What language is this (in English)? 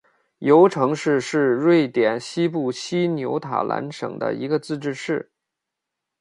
Chinese